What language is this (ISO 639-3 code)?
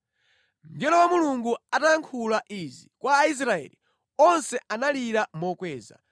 nya